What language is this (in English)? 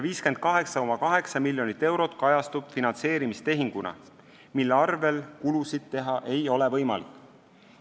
Estonian